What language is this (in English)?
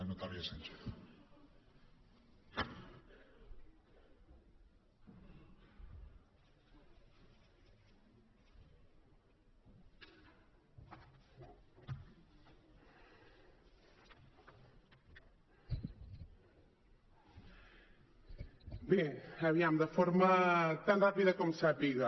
Catalan